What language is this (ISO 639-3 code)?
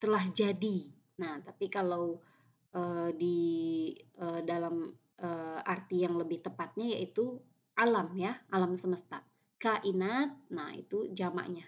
ind